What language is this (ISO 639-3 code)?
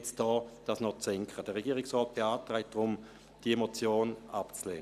gsw